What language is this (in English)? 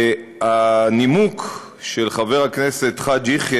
Hebrew